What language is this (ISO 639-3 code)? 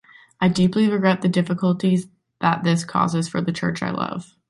eng